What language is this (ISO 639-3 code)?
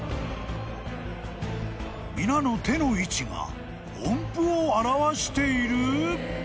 jpn